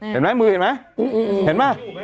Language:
Thai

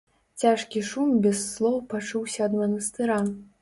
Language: Belarusian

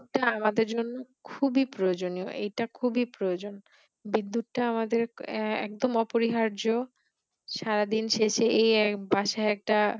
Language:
Bangla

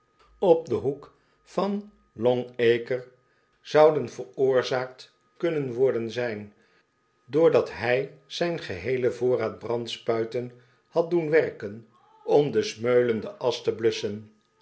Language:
Dutch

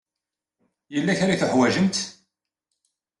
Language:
Kabyle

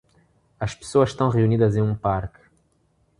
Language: Portuguese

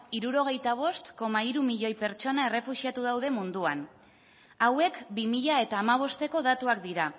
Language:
Basque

